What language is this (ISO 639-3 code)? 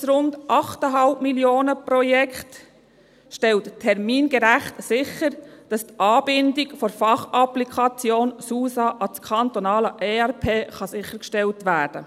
gsw